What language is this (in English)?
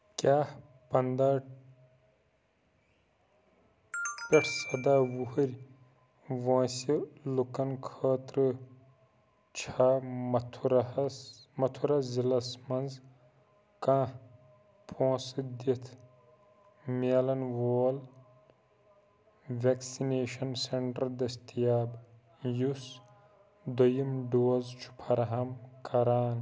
Kashmiri